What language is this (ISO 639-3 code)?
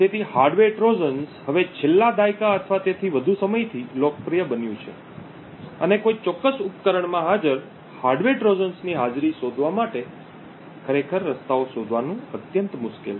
guj